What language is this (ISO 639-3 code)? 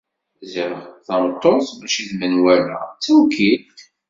kab